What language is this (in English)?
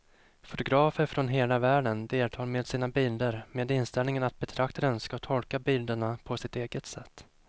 Swedish